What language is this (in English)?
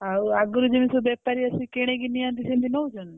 Odia